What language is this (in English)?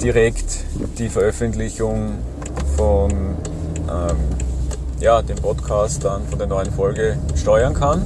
German